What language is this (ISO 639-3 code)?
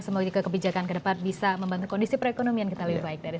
ind